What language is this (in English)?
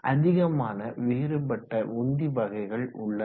Tamil